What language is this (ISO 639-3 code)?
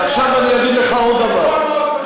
heb